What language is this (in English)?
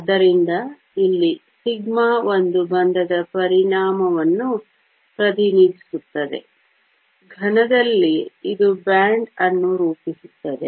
Kannada